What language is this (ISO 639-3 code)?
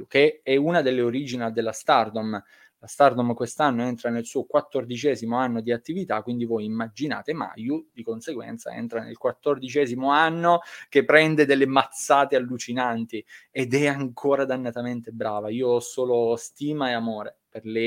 ita